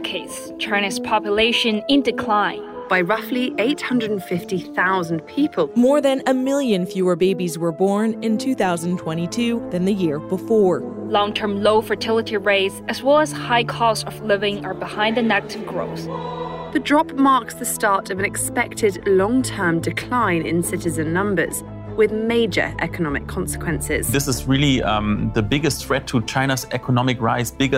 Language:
Dutch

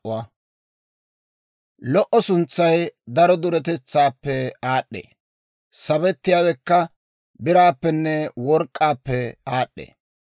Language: Dawro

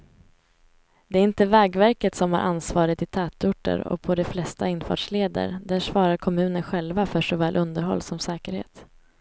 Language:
Swedish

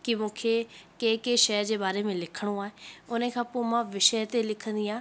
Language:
Sindhi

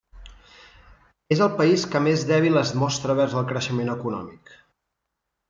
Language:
Catalan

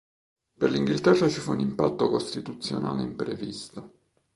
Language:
Italian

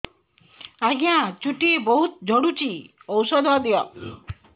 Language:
Odia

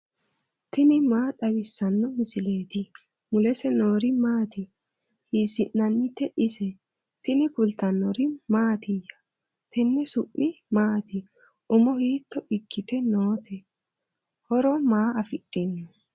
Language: Sidamo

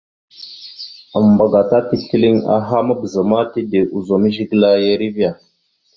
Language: Mada (Cameroon)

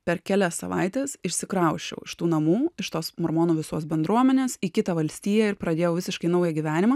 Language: Lithuanian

